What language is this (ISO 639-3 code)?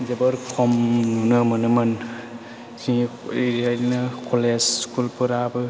brx